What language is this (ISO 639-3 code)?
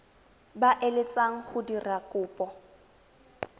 tsn